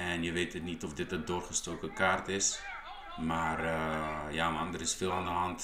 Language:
Dutch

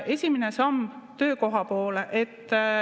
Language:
Estonian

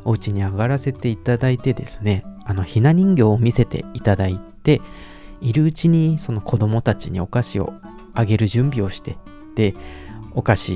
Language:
Japanese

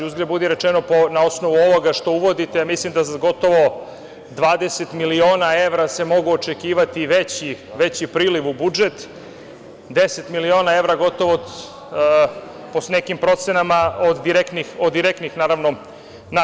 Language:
Serbian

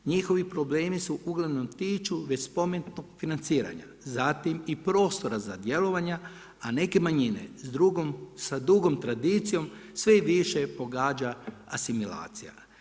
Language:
Croatian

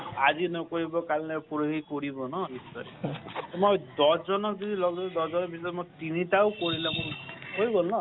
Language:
Assamese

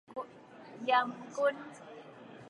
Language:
Min Nan Chinese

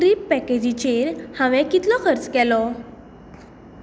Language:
Konkani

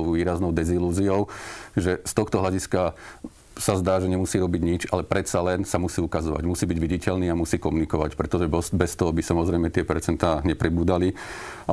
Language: Slovak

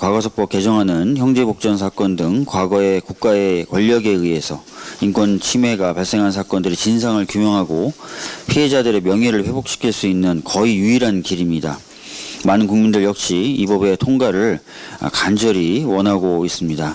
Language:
Korean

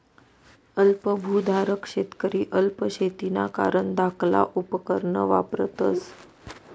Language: Marathi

